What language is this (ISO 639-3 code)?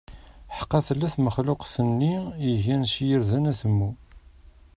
kab